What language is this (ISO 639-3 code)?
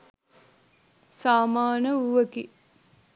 sin